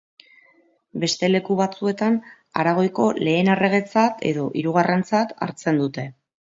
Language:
Basque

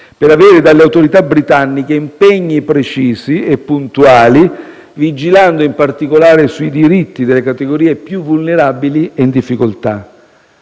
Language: Italian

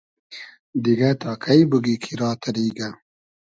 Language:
Hazaragi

